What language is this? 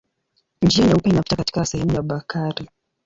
Swahili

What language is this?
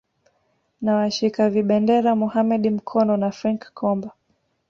Swahili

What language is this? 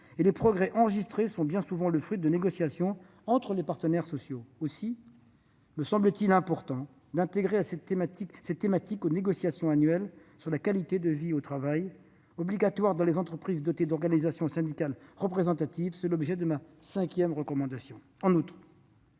French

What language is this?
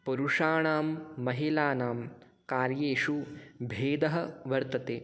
Sanskrit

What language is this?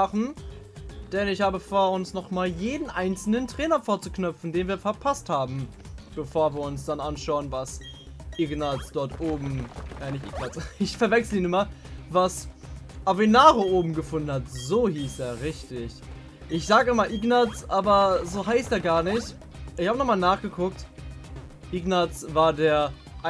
German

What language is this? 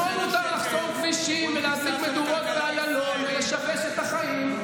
Hebrew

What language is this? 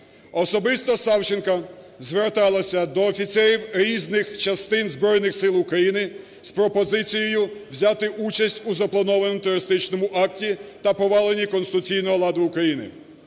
Ukrainian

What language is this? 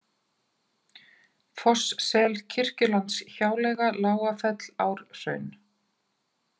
Icelandic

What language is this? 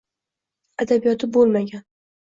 Uzbek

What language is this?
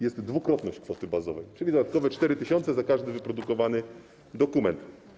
Polish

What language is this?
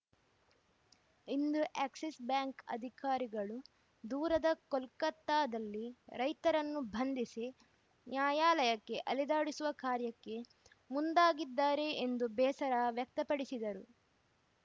Kannada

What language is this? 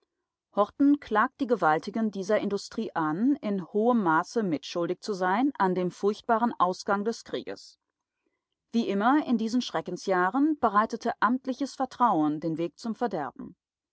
German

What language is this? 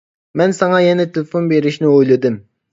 Uyghur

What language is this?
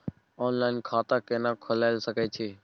Maithili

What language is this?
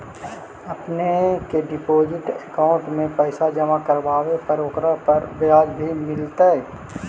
Magahi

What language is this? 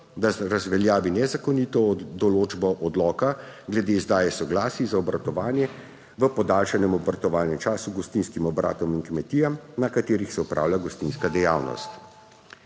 Slovenian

